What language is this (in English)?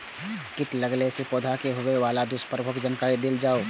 Maithili